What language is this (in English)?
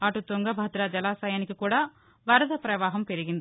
Telugu